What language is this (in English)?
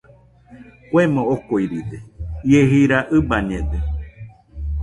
Nüpode Huitoto